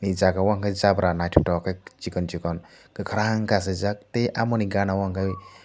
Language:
Kok Borok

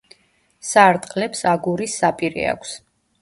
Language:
Georgian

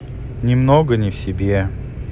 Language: Russian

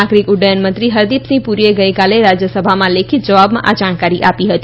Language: Gujarati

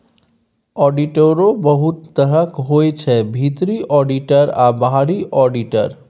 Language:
Maithili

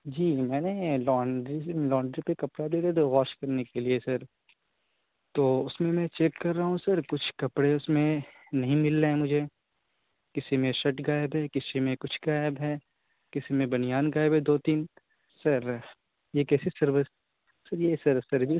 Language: Urdu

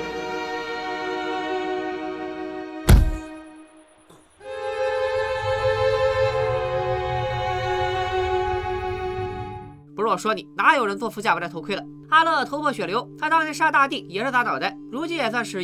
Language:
Chinese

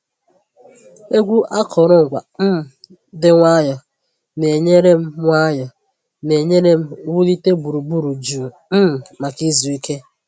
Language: Igbo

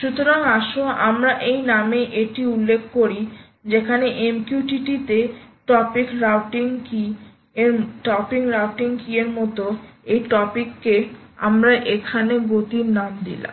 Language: Bangla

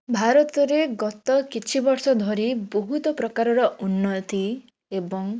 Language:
Odia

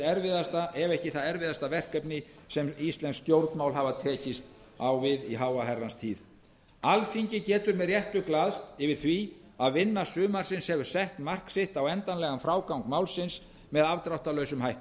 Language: Icelandic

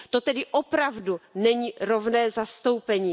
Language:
Czech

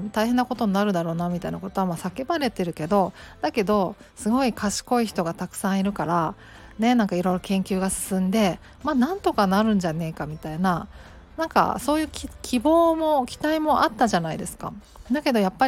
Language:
Japanese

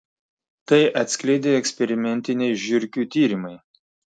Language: Lithuanian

